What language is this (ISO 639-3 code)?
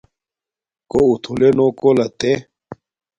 dmk